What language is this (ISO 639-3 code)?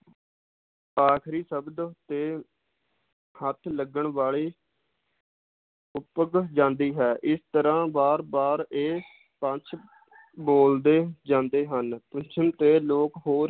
pan